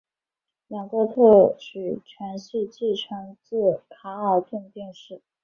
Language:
Chinese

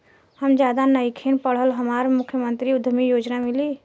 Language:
Bhojpuri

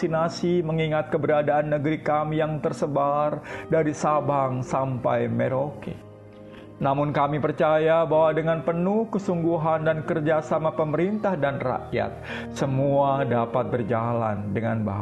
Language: Indonesian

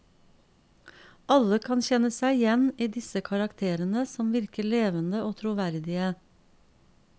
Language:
Norwegian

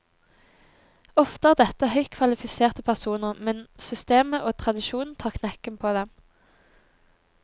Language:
Norwegian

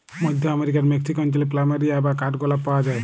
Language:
Bangla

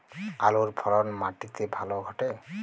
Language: Bangla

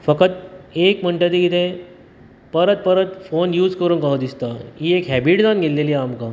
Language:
Konkani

